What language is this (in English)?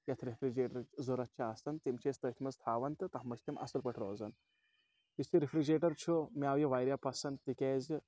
Kashmiri